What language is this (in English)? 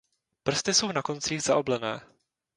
Czech